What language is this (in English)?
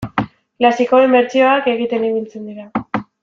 Basque